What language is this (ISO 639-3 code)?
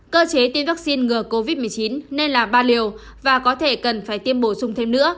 vie